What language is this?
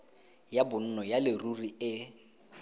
Tswana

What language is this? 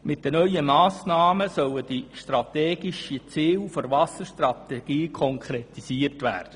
Swiss German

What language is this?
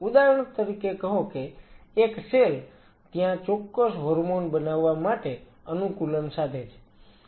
Gujarati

